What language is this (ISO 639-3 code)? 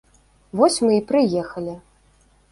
bel